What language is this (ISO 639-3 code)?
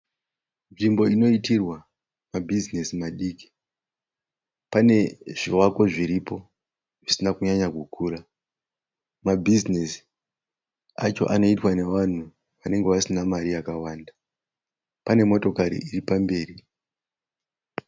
sna